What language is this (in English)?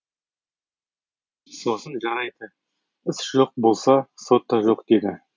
Kazakh